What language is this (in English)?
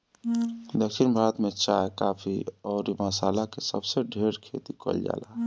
Bhojpuri